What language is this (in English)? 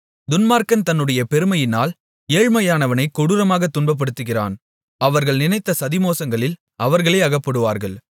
Tamil